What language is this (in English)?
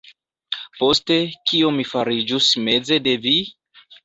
Esperanto